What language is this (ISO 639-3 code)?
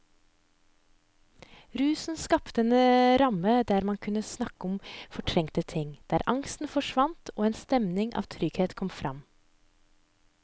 nor